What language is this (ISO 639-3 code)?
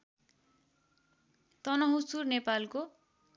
nep